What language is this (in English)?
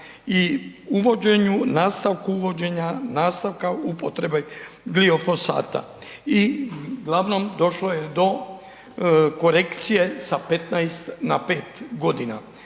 Croatian